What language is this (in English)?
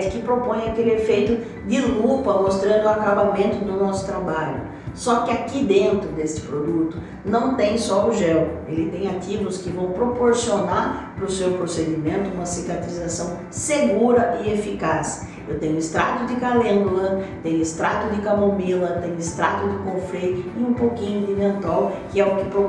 Portuguese